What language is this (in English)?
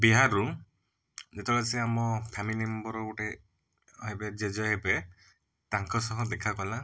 Odia